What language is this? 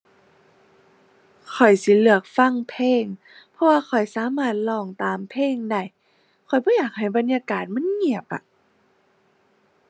Thai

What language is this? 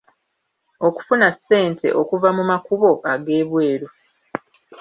Ganda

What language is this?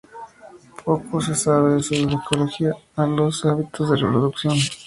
Spanish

